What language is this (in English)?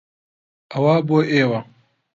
Central Kurdish